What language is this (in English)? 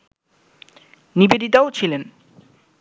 Bangla